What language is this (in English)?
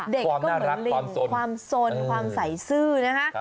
Thai